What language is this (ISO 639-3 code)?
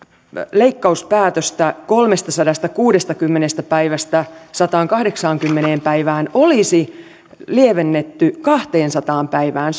fin